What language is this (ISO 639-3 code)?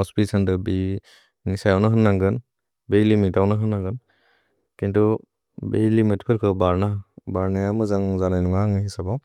brx